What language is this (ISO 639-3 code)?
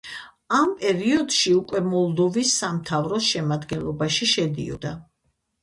kat